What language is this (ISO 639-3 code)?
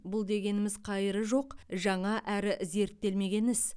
kaz